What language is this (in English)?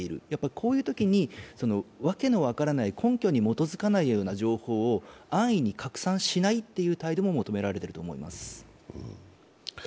Japanese